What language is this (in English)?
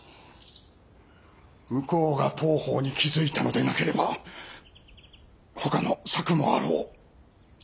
Japanese